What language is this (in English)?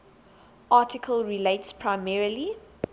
English